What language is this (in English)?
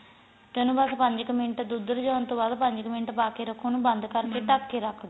Punjabi